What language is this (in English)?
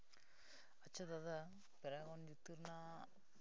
Santali